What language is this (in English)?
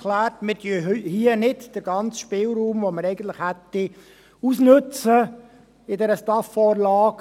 Swiss German